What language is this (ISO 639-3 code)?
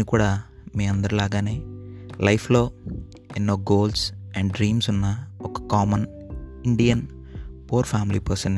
tel